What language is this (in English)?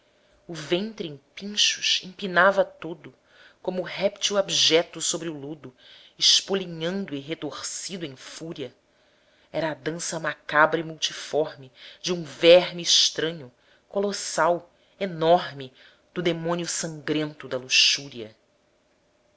Portuguese